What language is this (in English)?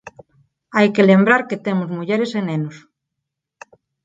Galician